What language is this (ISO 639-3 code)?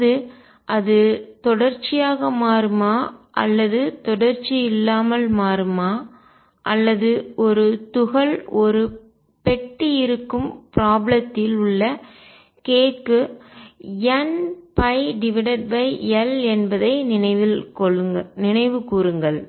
tam